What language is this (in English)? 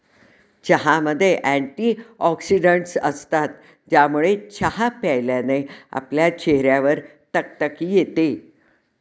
Marathi